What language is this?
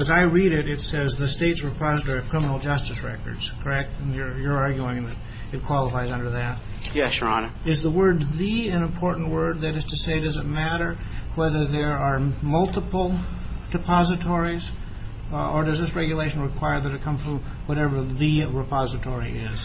English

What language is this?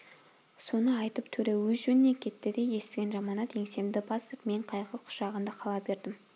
Kazakh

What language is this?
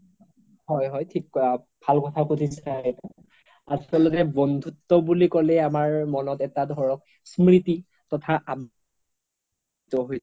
Assamese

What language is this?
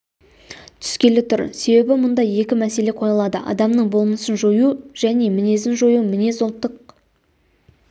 Kazakh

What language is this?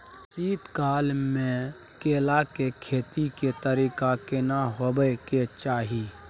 Maithili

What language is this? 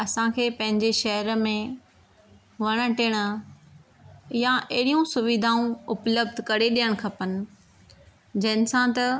Sindhi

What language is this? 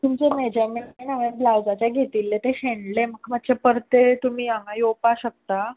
Konkani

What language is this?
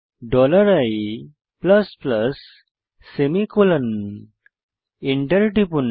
Bangla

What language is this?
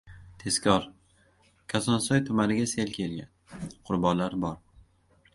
Uzbek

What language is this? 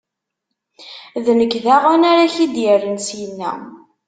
Kabyle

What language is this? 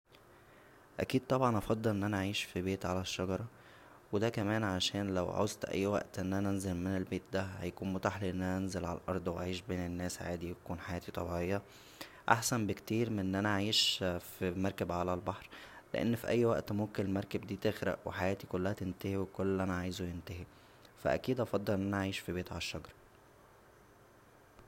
Egyptian Arabic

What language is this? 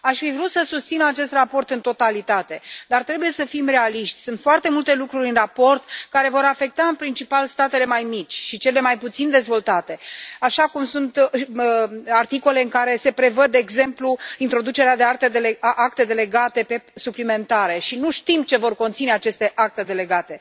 Romanian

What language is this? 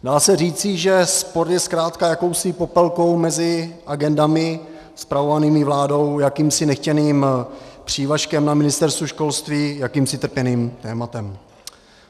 Czech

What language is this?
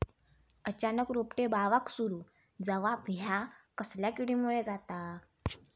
Marathi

